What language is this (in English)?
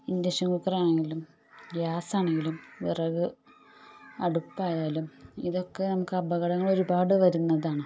Malayalam